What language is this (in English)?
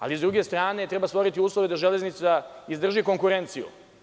Serbian